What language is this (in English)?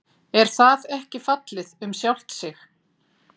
Icelandic